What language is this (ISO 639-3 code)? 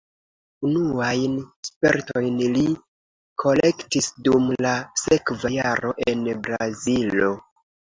epo